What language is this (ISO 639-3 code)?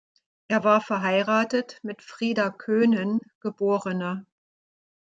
deu